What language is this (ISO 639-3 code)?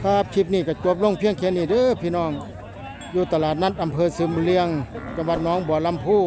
tha